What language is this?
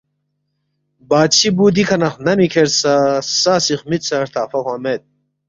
Balti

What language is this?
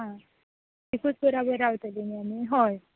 Konkani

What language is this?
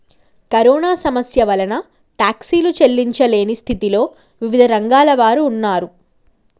Telugu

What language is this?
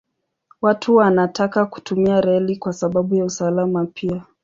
Swahili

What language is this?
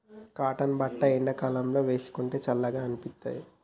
Telugu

